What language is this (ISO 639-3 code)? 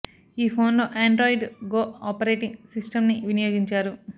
tel